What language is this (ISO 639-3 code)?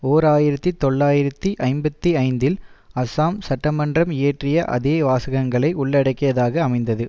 tam